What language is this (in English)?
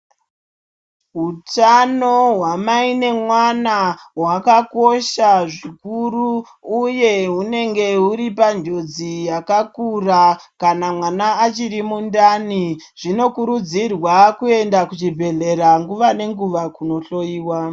Ndau